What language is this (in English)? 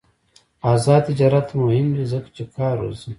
Pashto